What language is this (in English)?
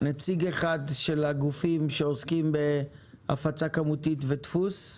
Hebrew